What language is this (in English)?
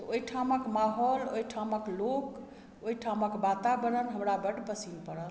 Maithili